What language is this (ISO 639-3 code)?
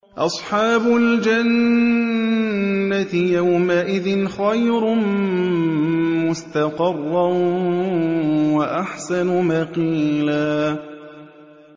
ara